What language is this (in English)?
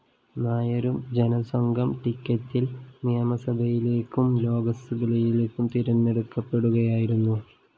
Malayalam